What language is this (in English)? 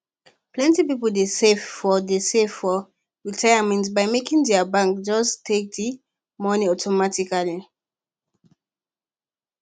Nigerian Pidgin